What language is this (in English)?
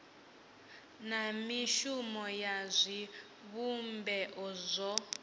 Venda